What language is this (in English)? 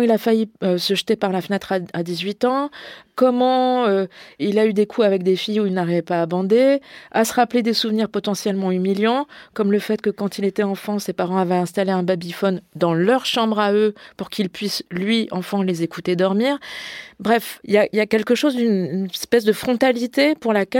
French